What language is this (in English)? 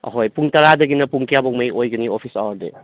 Manipuri